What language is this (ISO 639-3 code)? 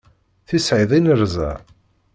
kab